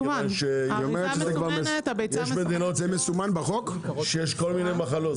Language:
Hebrew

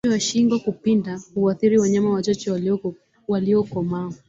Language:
Swahili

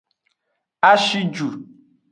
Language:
Aja (Benin)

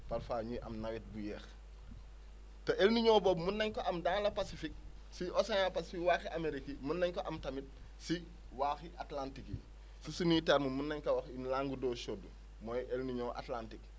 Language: Wolof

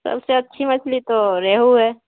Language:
Urdu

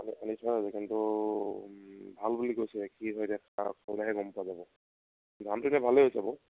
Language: Assamese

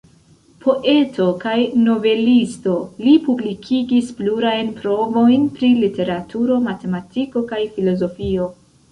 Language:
Esperanto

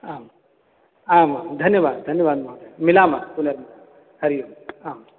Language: Sanskrit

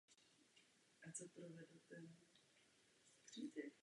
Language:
Czech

